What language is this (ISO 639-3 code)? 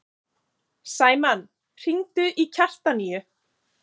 isl